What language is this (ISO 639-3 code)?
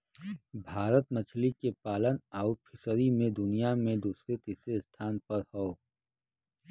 bho